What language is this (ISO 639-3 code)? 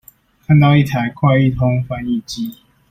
zho